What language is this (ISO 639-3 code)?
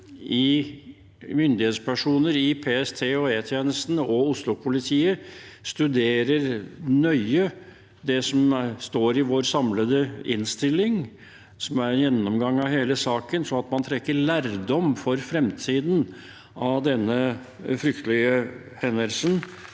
nor